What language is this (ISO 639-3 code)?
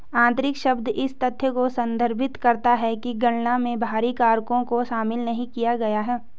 hin